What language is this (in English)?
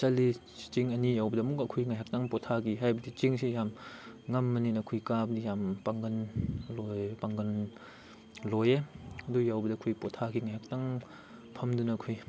Manipuri